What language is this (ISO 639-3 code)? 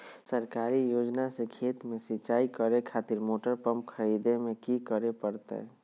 mag